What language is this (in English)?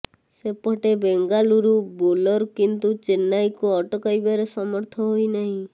Odia